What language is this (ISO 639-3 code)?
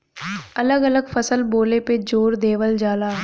bho